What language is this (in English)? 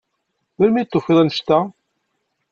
Kabyle